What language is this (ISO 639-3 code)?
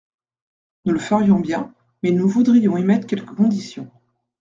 fra